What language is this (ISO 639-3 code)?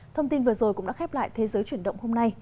vie